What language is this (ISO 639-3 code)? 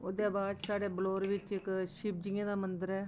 doi